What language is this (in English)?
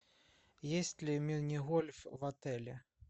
Russian